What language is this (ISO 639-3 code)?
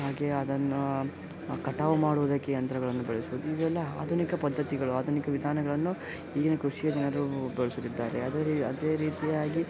kan